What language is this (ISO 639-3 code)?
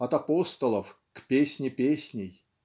rus